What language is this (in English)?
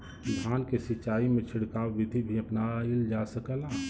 Bhojpuri